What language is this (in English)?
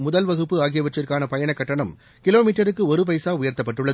Tamil